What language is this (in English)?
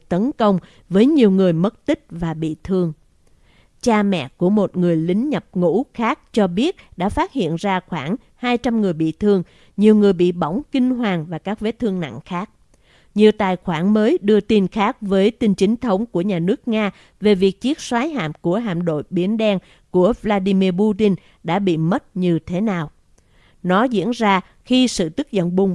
Vietnamese